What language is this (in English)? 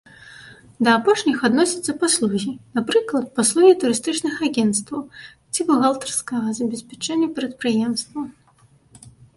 Belarusian